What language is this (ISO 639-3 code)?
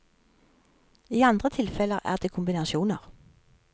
nor